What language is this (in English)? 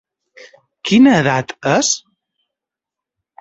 Catalan